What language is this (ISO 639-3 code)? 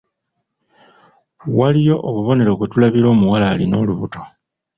lug